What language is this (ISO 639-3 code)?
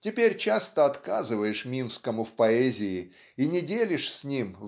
rus